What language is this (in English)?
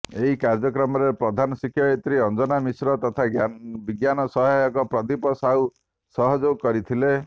Odia